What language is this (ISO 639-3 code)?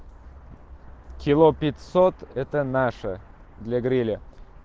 rus